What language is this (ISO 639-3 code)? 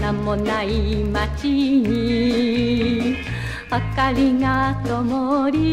jpn